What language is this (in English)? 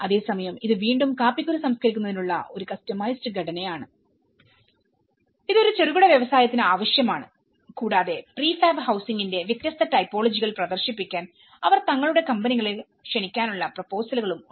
Malayalam